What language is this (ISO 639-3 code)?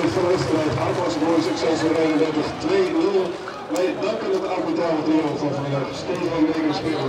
nld